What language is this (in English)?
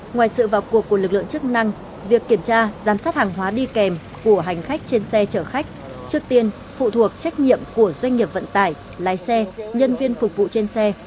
Vietnamese